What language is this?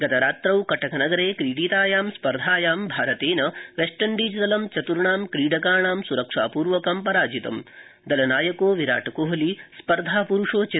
Sanskrit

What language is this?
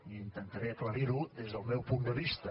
Catalan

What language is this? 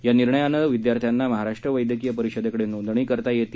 Marathi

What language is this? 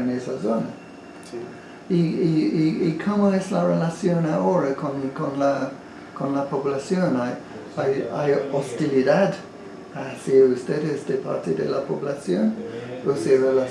Spanish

